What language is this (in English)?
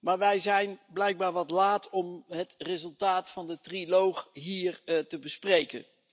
Dutch